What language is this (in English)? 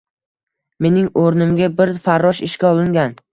Uzbek